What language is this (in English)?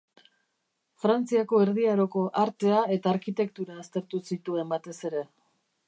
Basque